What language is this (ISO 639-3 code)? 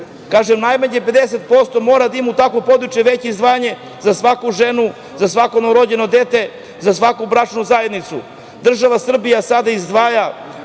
srp